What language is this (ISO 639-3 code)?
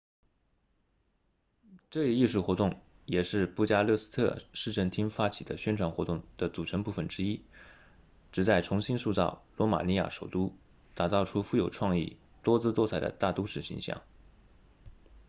zho